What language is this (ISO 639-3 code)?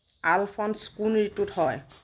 asm